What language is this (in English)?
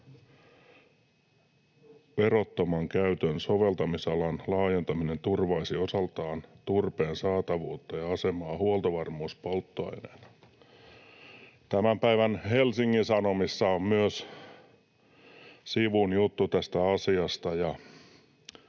Finnish